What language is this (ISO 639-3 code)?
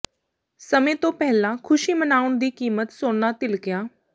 pan